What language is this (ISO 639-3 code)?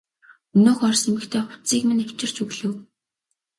mon